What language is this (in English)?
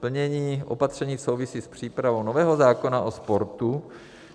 Czech